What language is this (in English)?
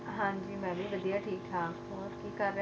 Punjabi